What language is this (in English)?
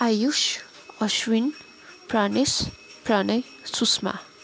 Nepali